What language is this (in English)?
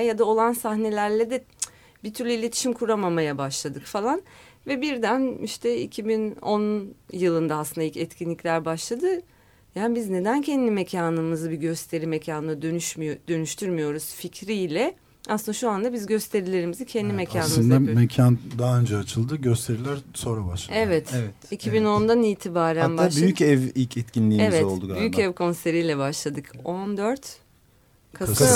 Turkish